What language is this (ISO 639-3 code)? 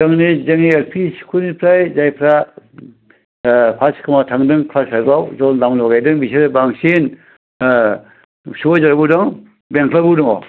brx